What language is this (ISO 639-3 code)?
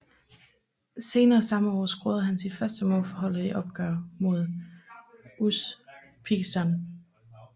dan